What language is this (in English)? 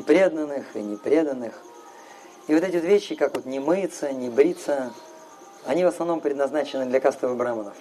Russian